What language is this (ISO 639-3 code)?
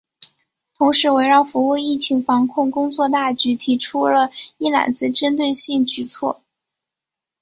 zho